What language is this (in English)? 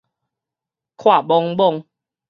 Min Nan Chinese